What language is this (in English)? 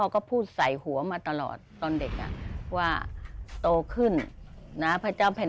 Thai